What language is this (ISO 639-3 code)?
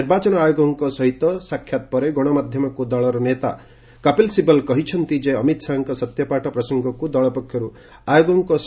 ori